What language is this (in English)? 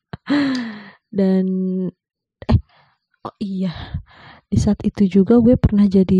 Indonesian